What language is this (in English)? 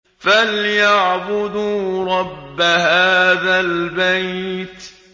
Arabic